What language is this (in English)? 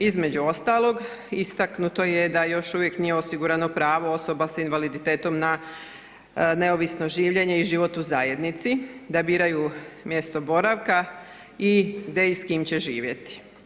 Croatian